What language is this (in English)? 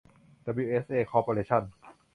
Thai